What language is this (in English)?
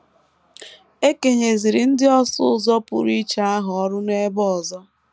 Igbo